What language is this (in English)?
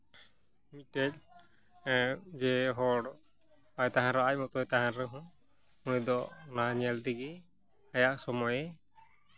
Santali